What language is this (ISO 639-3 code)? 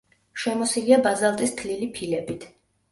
kat